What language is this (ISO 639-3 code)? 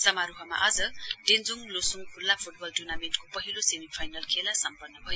nep